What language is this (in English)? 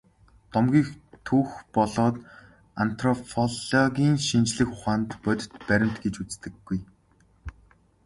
Mongolian